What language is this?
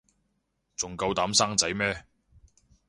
Cantonese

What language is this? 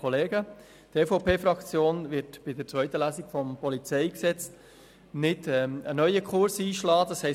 Swiss German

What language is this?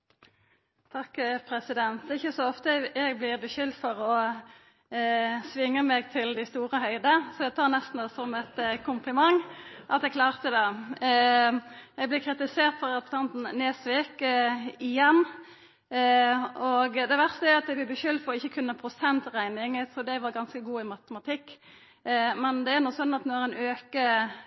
Norwegian Nynorsk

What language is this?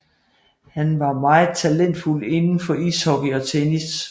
Danish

